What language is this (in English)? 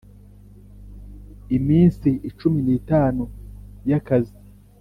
Kinyarwanda